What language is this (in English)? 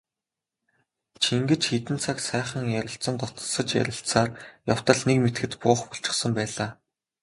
Mongolian